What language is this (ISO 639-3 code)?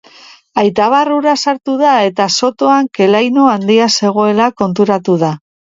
eus